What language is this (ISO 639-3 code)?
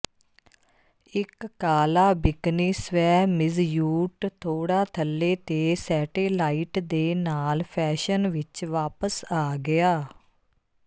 pan